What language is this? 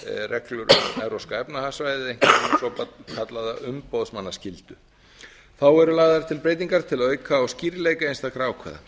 Icelandic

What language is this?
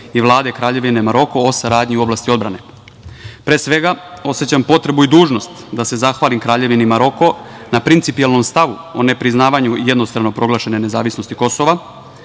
Serbian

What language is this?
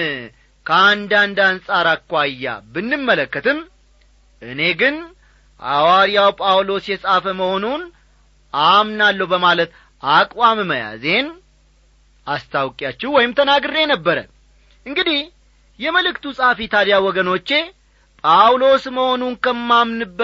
Amharic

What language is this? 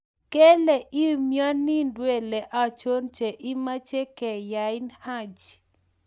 Kalenjin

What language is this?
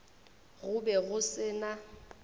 Northern Sotho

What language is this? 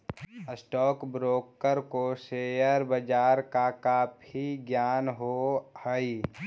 Magahi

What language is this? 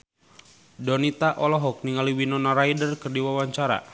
Sundanese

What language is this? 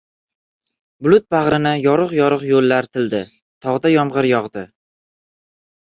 Uzbek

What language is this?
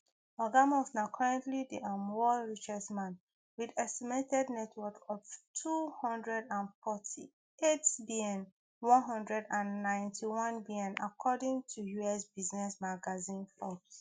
Nigerian Pidgin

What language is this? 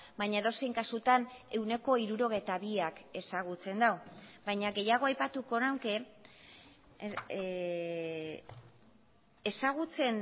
Basque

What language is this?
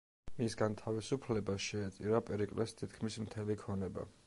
Georgian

